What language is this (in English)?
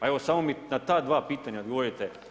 Croatian